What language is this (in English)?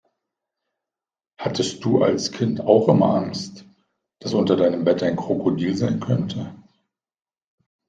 German